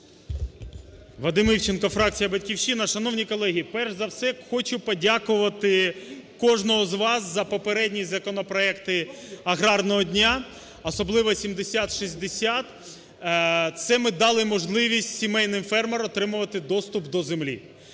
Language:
Ukrainian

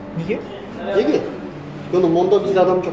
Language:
Kazakh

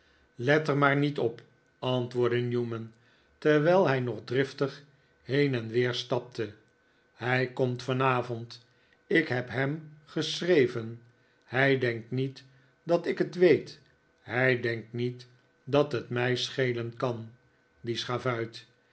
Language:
Dutch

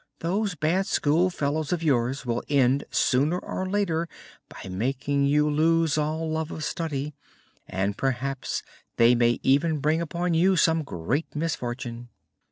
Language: English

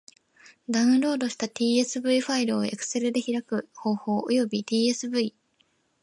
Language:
Japanese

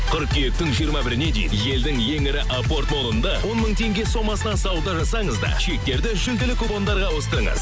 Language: Kazakh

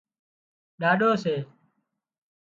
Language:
Wadiyara Koli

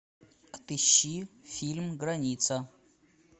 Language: Russian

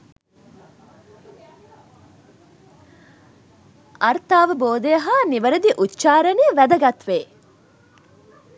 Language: Sinhala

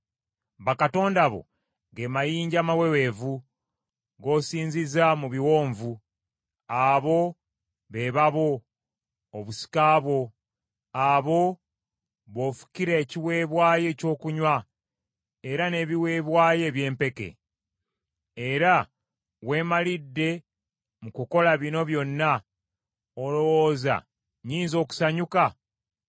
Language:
Ganda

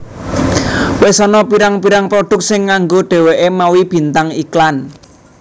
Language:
Javanese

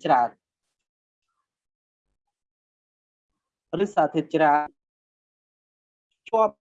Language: Vietnamese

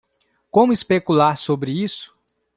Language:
Portuguese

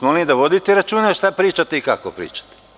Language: Serbian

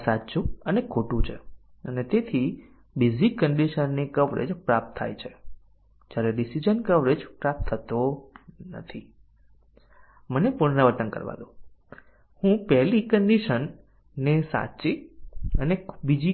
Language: Gujarati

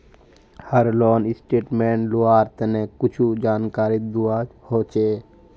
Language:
Magahi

